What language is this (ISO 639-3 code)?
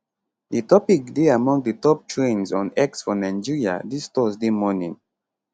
pcm